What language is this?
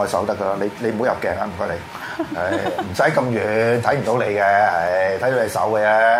Chinese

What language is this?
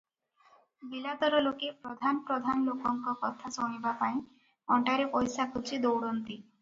Odia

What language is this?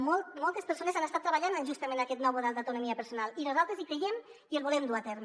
Catalan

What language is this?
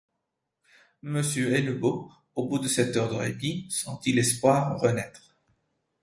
French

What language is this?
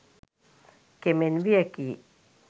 Sinhala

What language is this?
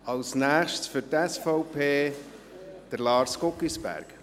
Swiss German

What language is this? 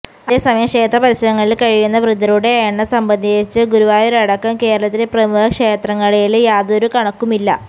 Malayalam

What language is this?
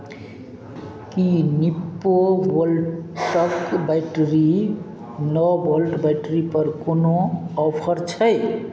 Maithili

